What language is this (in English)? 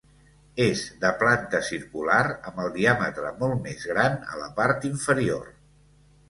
Catalan